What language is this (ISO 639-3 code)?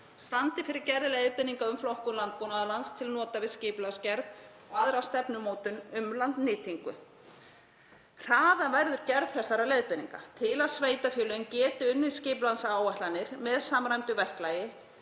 isl